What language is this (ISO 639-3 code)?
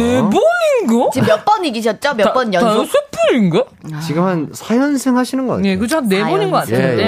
kor